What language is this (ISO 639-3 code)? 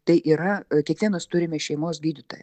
lit